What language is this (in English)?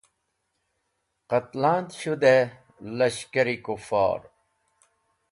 Wakhi